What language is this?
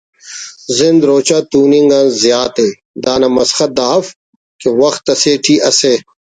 Brahui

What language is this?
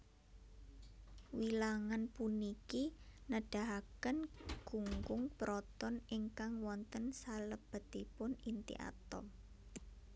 Javanese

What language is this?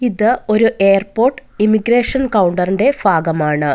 Malayalam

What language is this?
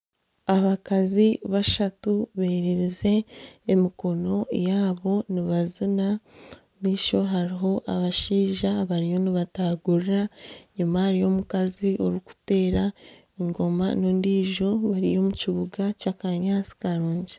Nyankole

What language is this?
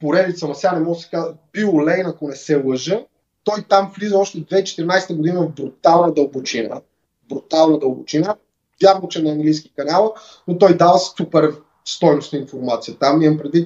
Bulgarian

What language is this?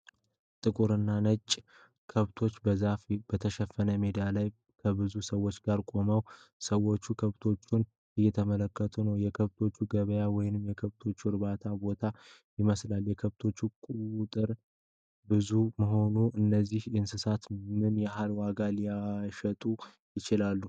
Amharic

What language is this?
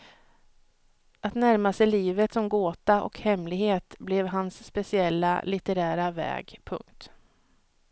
Swedish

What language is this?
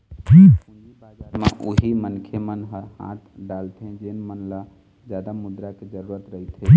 Chhattisgarhi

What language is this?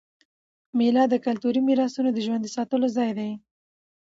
Pashto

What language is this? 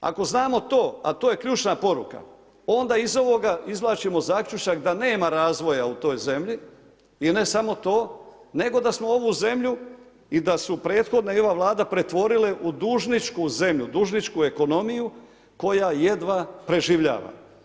Croatian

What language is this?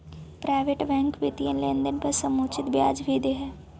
Magahi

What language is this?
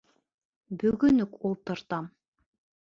Bashkir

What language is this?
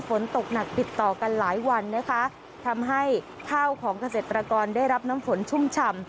Thai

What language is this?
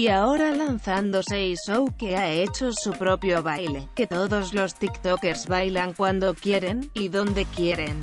Spanish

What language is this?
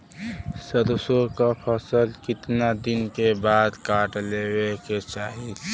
Bhojpuri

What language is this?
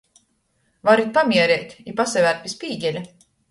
Latgalian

